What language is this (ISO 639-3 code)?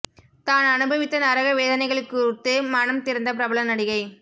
tam